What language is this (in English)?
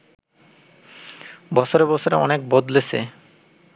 Bangla